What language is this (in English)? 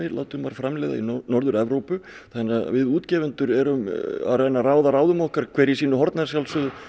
Icelandic